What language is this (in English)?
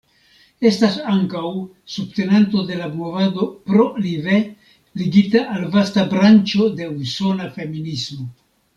Esperanto